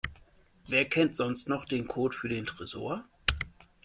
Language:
German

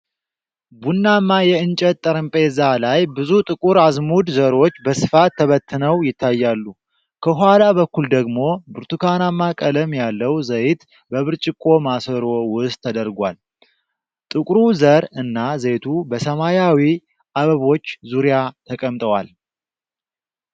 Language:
Amharic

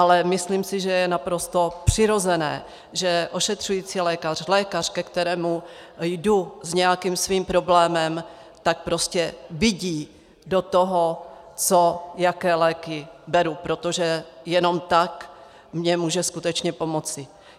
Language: Czech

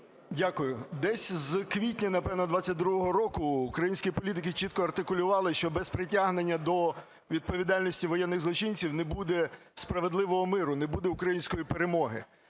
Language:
Ukrainian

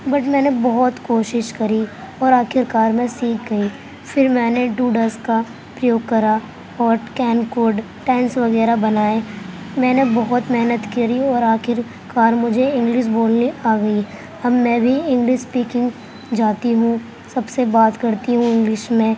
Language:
Urdu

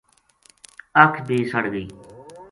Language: Gujari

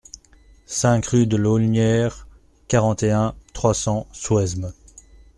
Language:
French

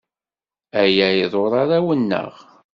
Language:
Kabyle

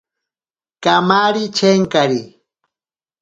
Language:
Ashéninka Perené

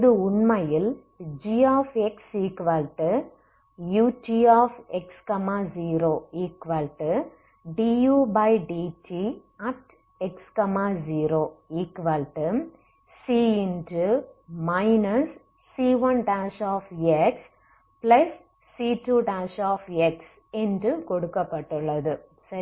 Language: Tamil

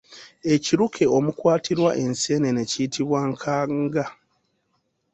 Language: Ganda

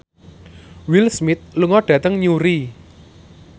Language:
Javanese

